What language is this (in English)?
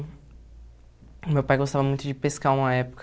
Portuguese